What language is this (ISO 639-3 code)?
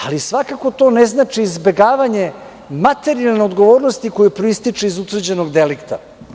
srp